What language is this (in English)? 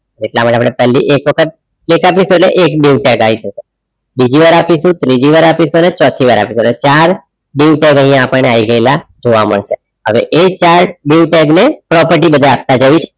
Gujarati